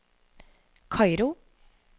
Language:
Norwegian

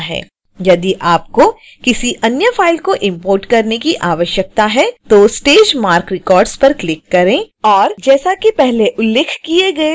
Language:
Hindi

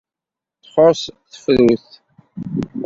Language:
Kabyle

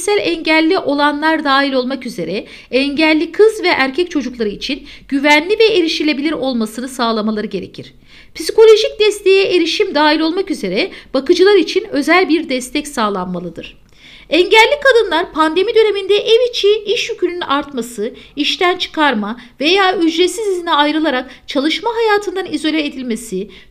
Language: Turkish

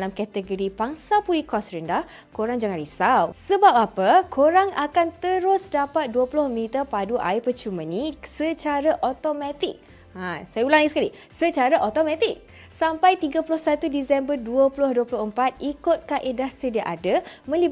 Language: Malay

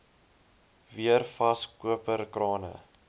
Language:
Afrikaans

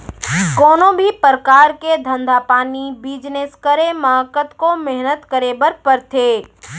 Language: Chhattisgarhi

